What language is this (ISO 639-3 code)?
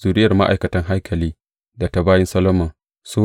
hau